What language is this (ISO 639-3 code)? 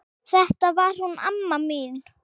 isl